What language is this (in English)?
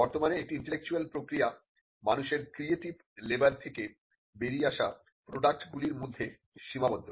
Bangla